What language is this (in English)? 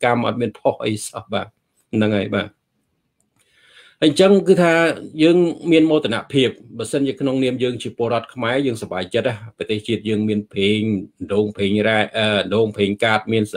Vietnamese